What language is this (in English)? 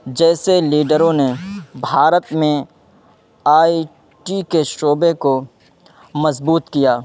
Urdu